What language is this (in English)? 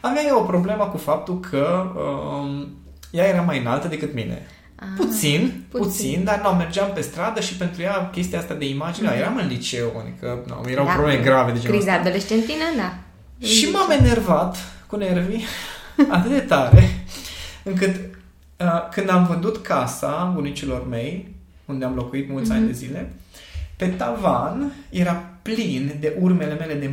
Romanian